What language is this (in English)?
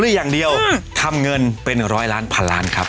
Thai